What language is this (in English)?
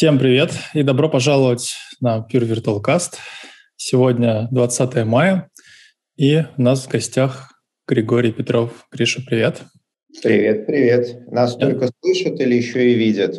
Russian